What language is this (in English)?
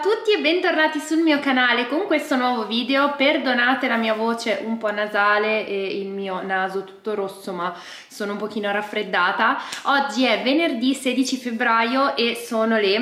Italian